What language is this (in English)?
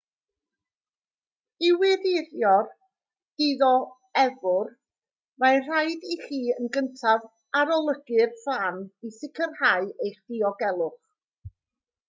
Welsh